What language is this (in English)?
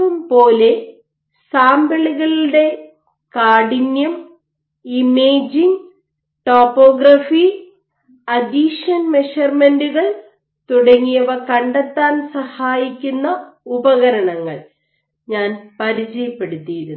Malayalam